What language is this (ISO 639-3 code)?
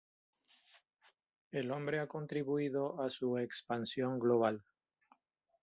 spa